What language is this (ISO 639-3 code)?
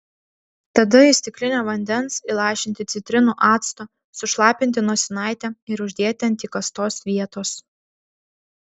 lit